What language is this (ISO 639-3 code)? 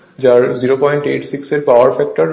ben